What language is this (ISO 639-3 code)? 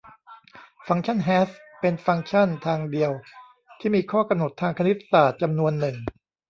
tha